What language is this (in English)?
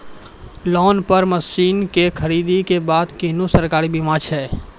Maithili